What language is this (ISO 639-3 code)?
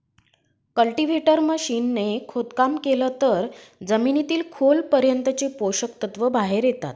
mar